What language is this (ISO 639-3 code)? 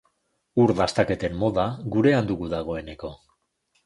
eus